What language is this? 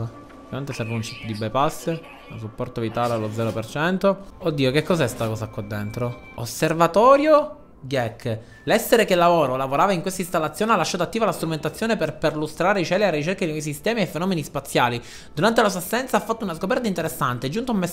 Italian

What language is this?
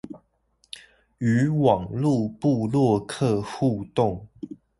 Chinese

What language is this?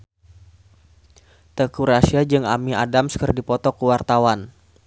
Sundanese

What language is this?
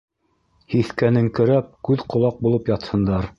Bashkir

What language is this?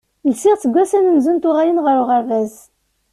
Kabyle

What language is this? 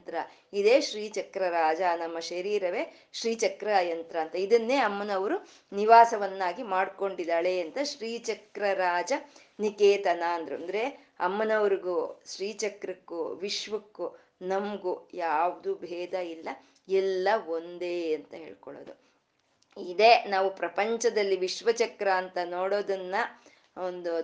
Kannada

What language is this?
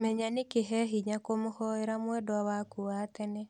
Kikuyu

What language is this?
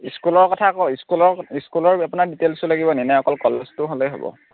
Assamese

